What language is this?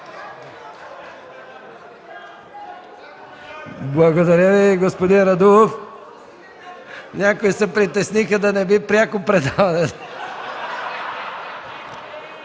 Bulgarian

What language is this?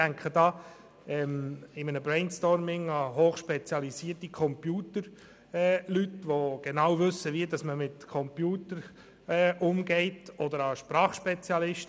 Swiss German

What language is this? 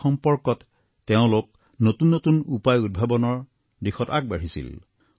Assamese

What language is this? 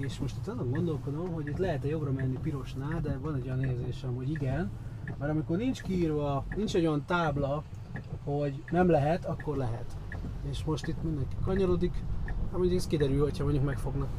Hungarian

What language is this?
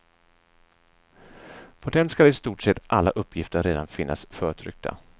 Swedish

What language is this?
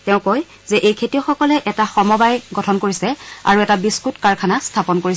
Assamese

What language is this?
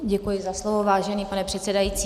Czech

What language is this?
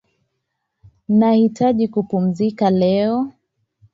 Swahili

